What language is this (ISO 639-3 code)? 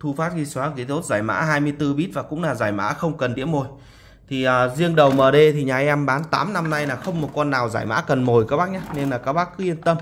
vie